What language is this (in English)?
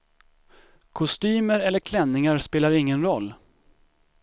Swedish